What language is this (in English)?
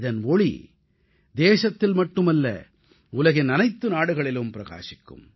Tamil